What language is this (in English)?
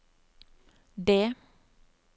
Norwegian